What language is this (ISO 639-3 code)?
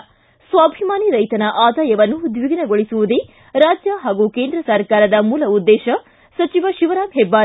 kan